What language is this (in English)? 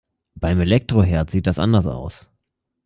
German